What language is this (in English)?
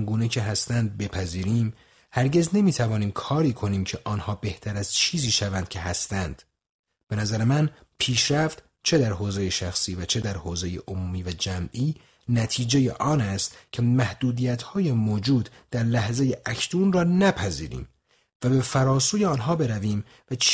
Persian